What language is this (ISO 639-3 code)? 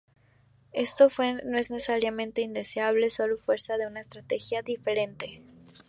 spa